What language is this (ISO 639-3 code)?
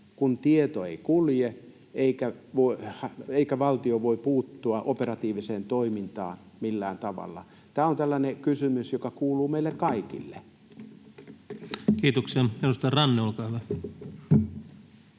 fin